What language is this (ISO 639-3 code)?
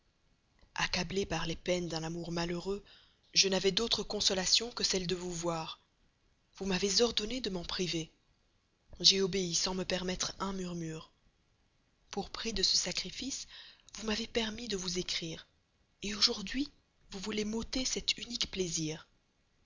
fra